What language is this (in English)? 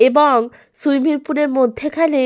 Bangla